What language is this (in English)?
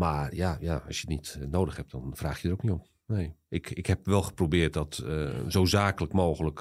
Dutch